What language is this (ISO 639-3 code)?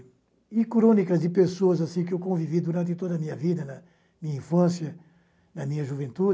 por